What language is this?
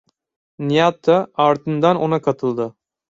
Turkish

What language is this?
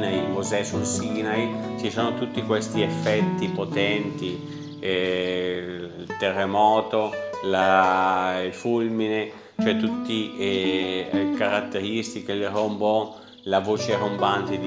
Italian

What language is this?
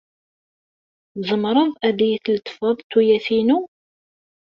Kabyle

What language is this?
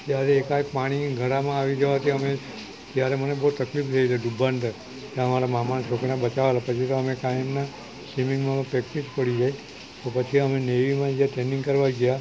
Gujarati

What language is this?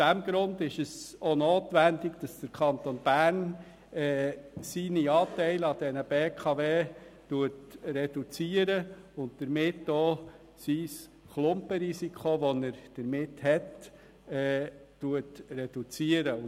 Swiss German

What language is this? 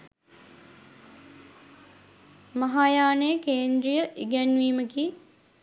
Sinhala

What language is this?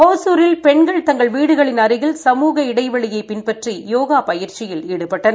Tamil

